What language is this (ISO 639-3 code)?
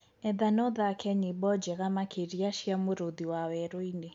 kik